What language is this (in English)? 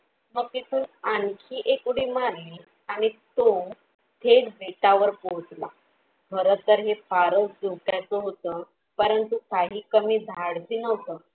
Marathi